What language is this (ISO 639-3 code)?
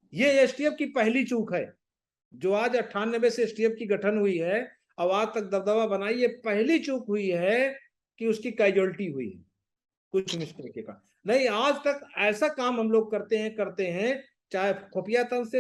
hin